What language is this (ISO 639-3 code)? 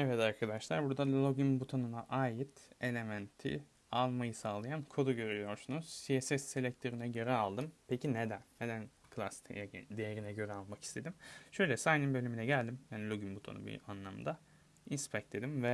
tur